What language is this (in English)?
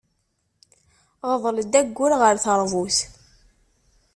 Kabyle